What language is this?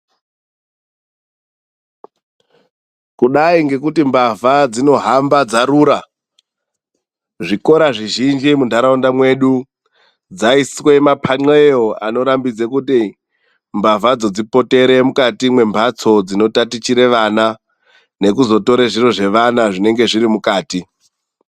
Ndau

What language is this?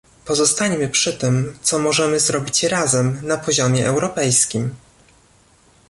Polish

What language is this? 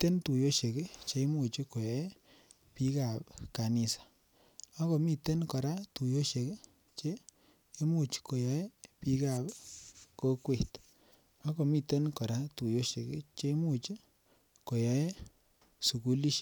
Kalenjin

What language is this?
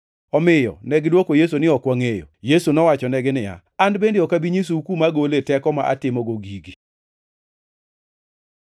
Luo (Kenya and Tanzania)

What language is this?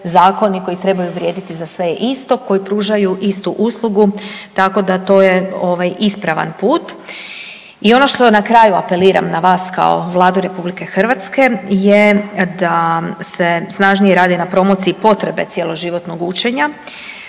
Croatian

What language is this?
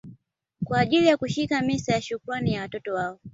Swahili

